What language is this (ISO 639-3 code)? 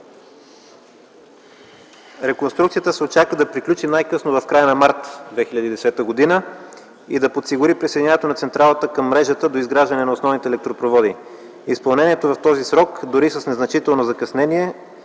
bul